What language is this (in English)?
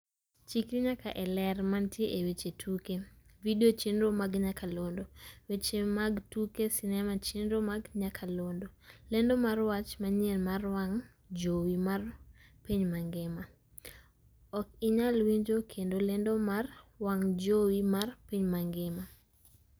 Luo (Kenya and Tanzania)